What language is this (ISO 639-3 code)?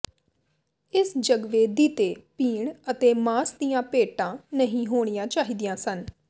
pan